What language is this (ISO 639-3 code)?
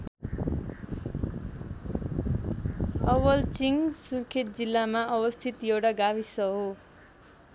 nep